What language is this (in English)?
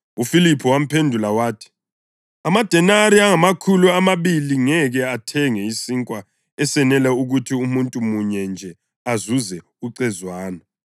North Ndebele